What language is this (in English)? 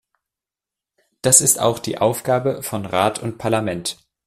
German